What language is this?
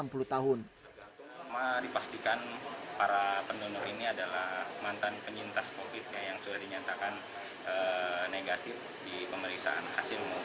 Indonesian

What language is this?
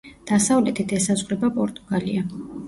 Georgian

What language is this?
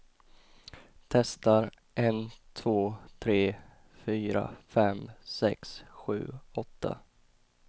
Swedish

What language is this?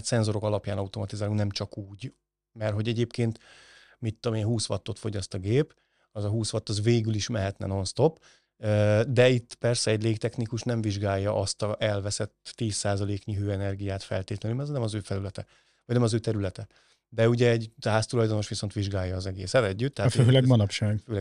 Hungarian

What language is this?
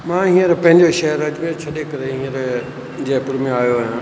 Sindhi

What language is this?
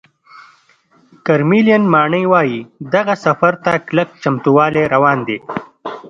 Pashto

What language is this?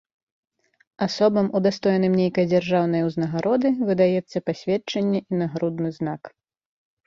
Belarusian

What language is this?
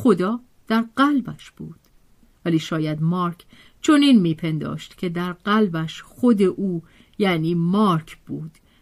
Persian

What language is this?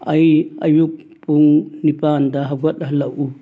Manipuri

